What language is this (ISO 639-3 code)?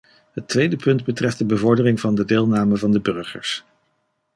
nld